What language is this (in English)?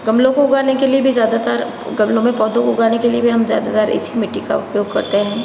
Hindi